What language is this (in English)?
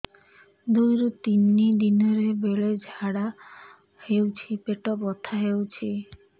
Odia